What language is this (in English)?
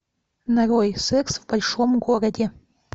Russian